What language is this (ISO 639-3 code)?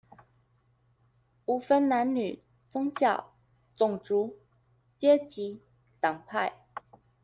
zho